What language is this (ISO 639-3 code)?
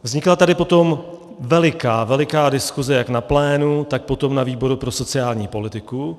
ces